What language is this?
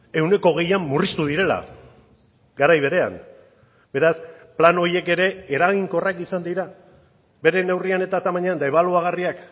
Basque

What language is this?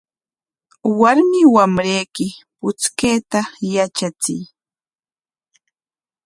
Corongo Ancash Quechua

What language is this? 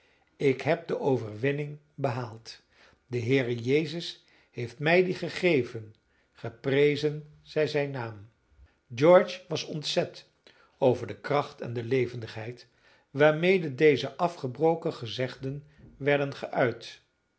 Dutch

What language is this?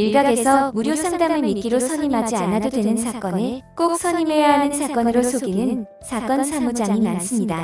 Korean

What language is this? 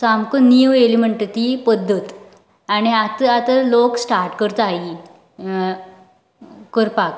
Konkani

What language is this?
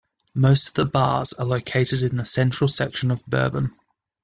English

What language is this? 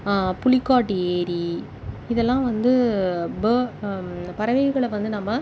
Tamil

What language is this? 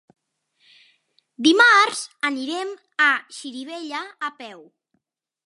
Catalan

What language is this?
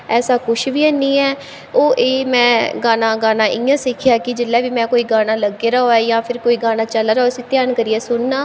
Dogri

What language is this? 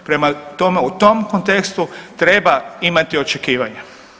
Croatian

